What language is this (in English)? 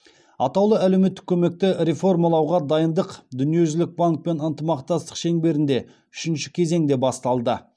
Kazakh